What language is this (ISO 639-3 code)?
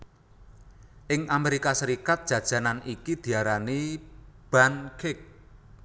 jav